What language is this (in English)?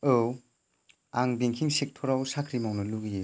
Bodo